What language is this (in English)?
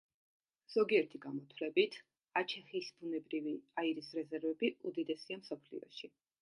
Georgian